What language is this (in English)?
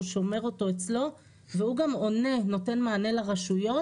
Hebrew